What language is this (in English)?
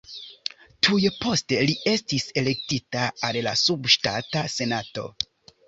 Esperanto